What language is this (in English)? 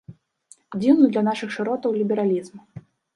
Belarusian